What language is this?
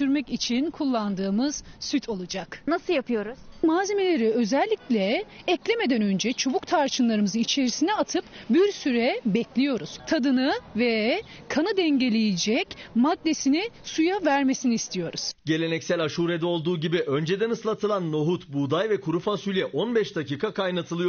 Turkish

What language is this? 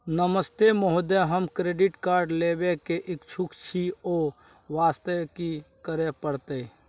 Maithili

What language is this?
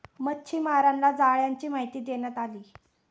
Marathi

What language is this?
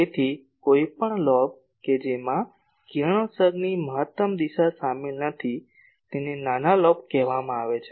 Gujarati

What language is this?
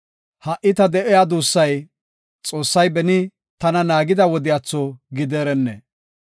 Gofa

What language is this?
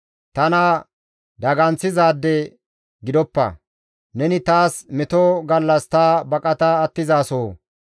Gamo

